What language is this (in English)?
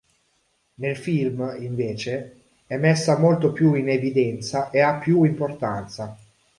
Italian